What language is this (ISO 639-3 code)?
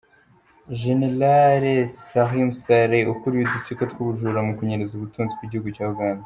kin